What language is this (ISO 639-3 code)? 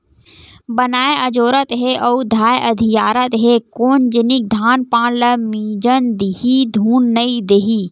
hne